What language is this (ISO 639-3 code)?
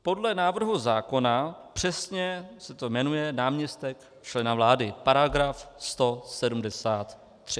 ces